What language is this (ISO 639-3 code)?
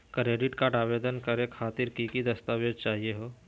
mag